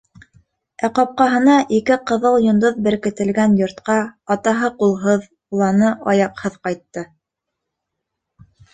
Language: Bashkir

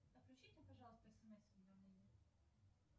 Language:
Russian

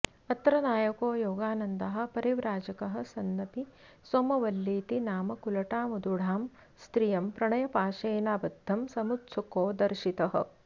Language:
Sanskrit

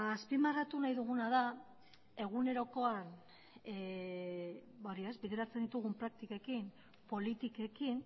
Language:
Basque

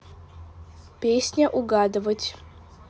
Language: Russian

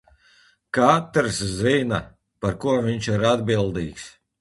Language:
Latvian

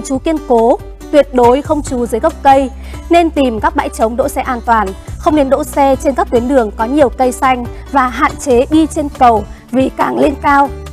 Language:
Vietnamese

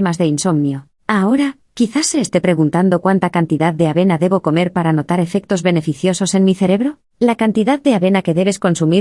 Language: Spanish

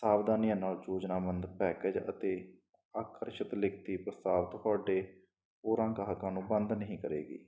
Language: Punjabi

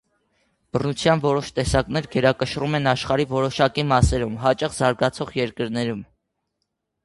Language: Armenian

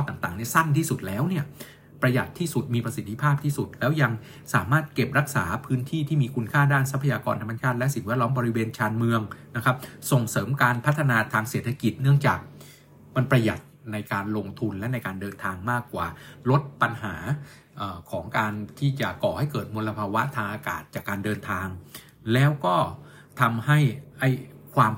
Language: Thai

